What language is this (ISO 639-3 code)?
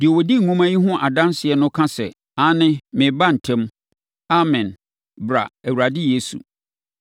aka